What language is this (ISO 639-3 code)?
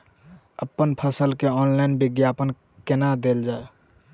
mai